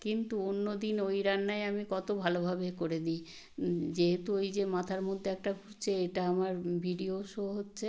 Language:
Bangla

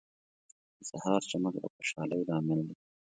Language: Pashto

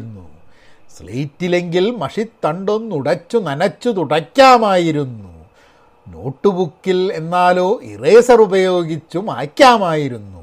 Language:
Malayalam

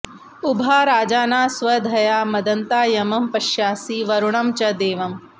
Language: Sanskrit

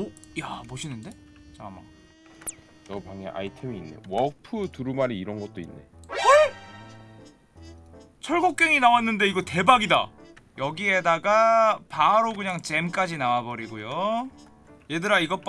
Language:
Korean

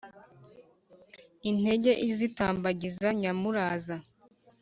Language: Kinyarwanda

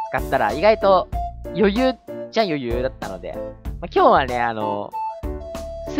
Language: Japanese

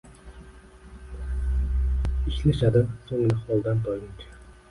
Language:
Uzbek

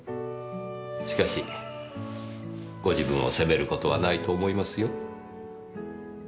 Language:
Japanese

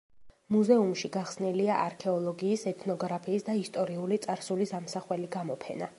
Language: Georgian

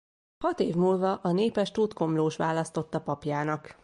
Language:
Hungarian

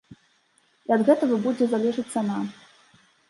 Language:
Belarusian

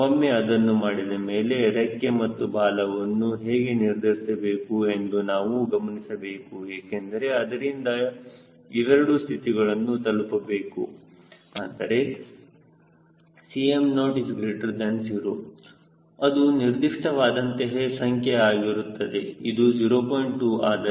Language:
Kannada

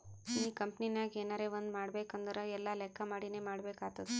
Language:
Kannada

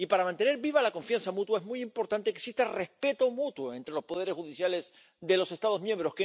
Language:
Spanish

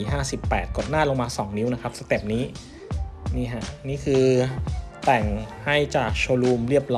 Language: Thai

